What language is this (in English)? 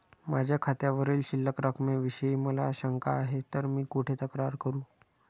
Marathi